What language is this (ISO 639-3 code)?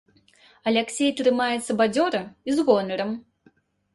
bel